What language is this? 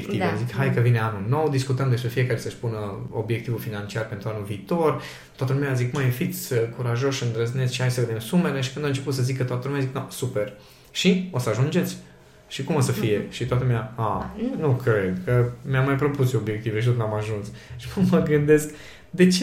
Romanian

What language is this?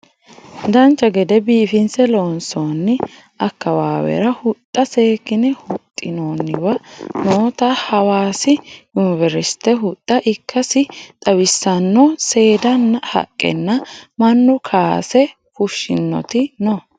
Sidamo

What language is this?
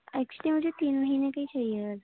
Urdu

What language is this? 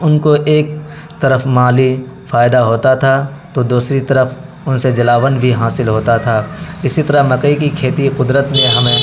Urdu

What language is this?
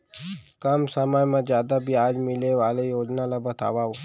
Chhattisgarhi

